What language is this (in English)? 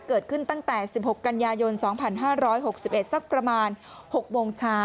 Thai